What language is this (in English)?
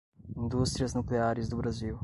Portuguese